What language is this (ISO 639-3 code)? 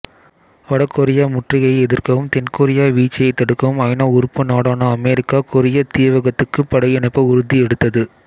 tam